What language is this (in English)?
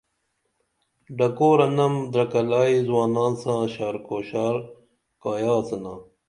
Dameli